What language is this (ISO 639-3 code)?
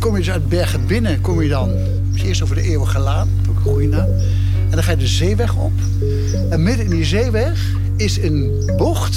nld